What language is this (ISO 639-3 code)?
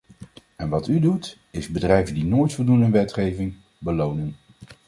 nld